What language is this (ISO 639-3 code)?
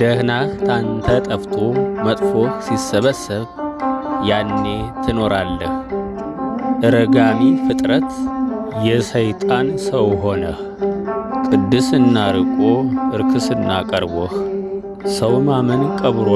amh